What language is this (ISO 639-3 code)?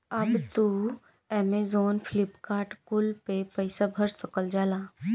bho